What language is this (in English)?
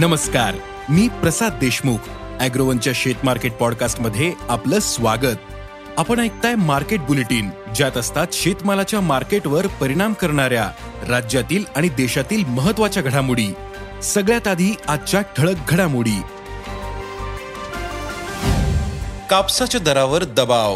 Marathi